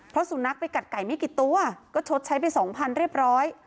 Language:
Thai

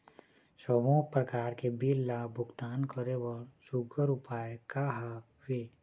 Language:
Chhattisgarhi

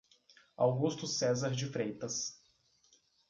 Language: Portuguese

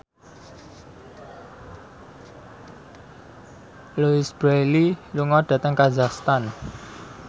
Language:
Javanese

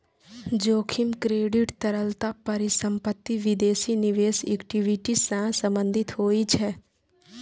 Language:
Maithili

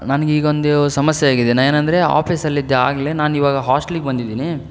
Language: Kannada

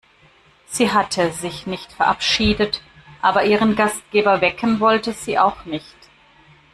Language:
German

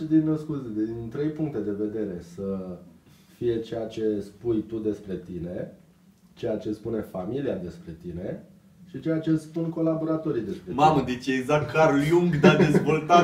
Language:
Romanian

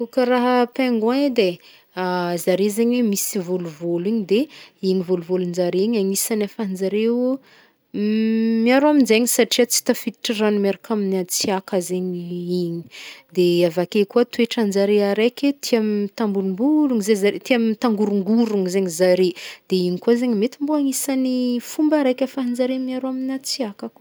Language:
Northern Betsimisaraka Malagasy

